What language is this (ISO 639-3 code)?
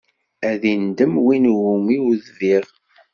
kab